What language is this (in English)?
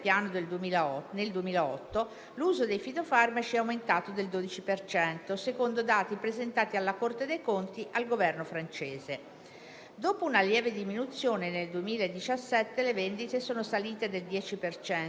Italian